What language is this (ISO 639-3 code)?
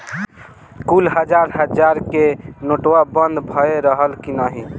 bho